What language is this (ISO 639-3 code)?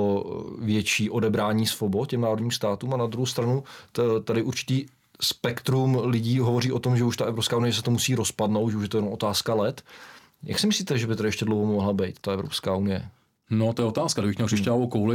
ces